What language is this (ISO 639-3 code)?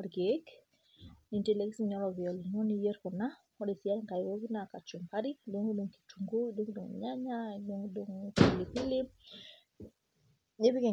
mas